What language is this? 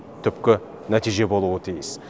Kazakh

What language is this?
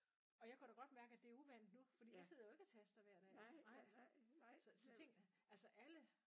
Danish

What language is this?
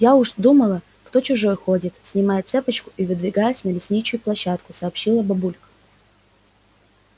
Russian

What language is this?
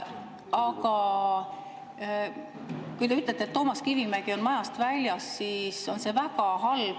Estonian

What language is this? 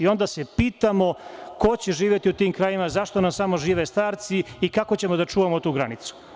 Serbian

